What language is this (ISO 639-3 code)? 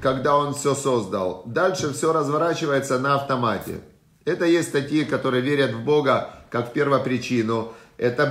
rus